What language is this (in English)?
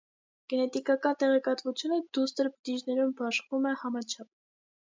Armenian